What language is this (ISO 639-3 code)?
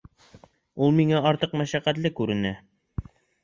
bak